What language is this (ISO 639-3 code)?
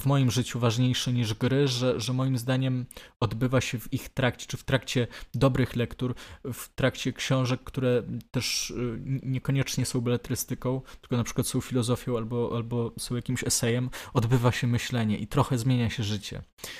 pol